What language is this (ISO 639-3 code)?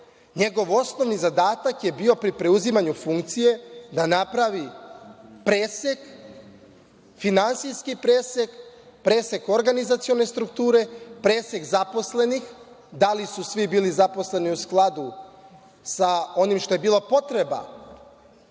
srp